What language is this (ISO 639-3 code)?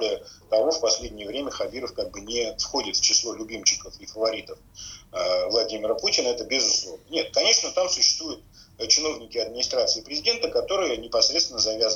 rus